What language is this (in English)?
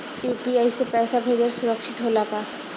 Bhojpuri